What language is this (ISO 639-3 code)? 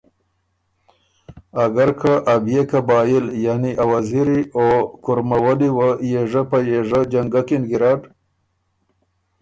oru